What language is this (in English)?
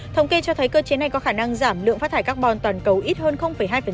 Vietnamese